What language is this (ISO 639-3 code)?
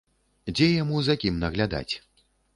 bel